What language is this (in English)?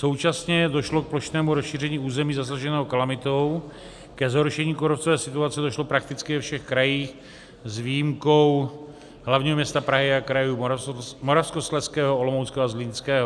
Czech